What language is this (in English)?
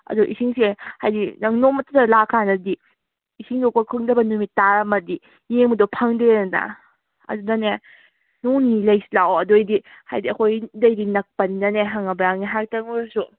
Manipuri